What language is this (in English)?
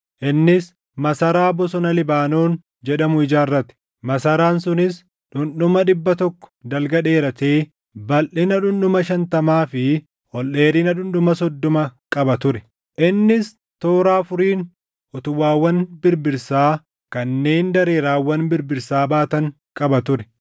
Oromo